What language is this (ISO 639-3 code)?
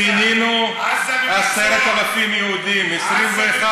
heb